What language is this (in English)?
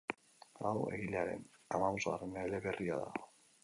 Basque